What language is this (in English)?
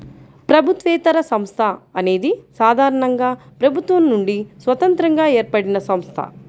Telugu